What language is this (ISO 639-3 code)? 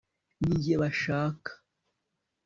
kin